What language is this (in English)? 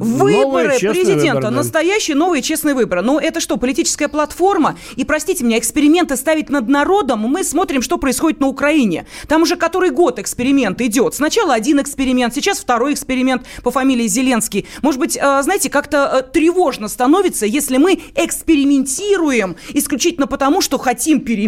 Russian